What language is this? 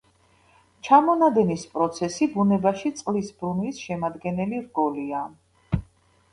Georgian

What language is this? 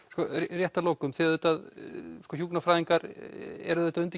Icelandic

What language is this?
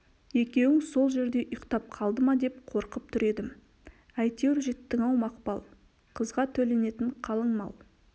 Kazakh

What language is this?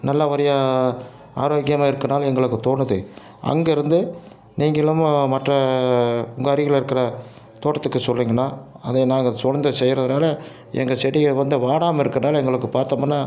Tamil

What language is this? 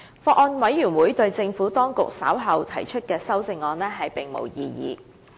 Cantonese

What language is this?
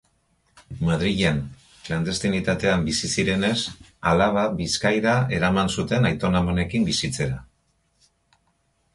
Basque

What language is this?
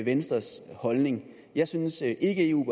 Danish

